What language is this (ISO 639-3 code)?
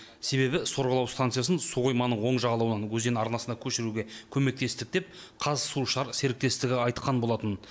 kaz